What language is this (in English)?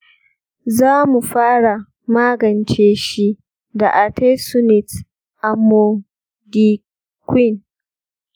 Hausa